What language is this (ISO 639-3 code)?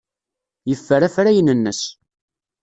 kab